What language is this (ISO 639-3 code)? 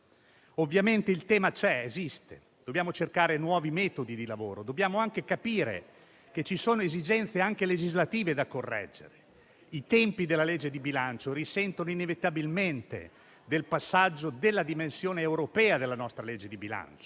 ita